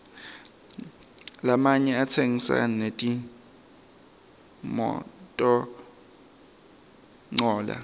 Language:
Swati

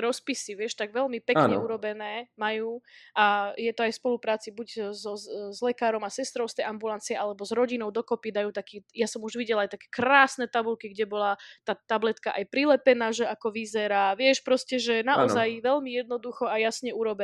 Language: Slovak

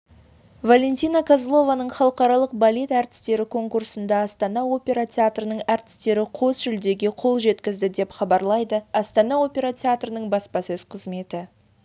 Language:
Kazakh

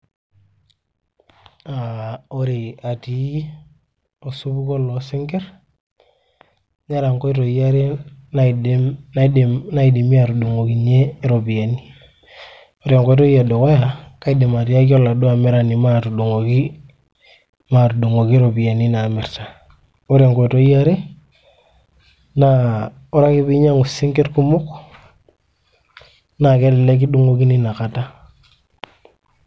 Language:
Masai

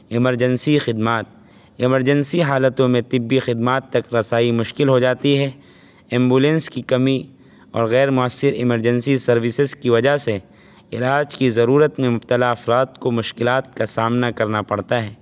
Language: Urdu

